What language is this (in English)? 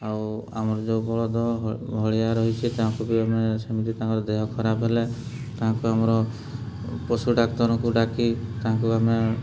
Odia